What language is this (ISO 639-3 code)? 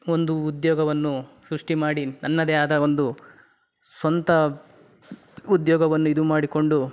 kan